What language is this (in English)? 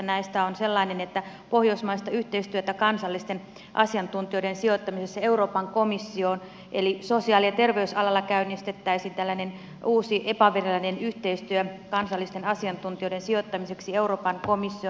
Finnish